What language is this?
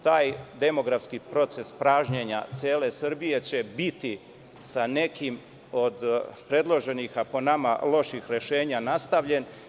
Serbian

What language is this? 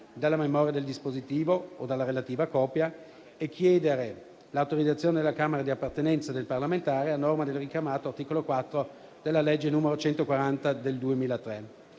Italian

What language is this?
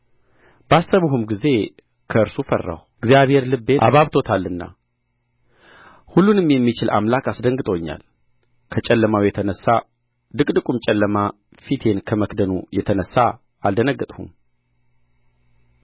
Amharic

